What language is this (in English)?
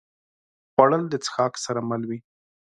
Pashto